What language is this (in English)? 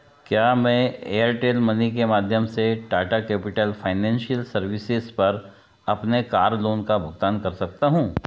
Hindi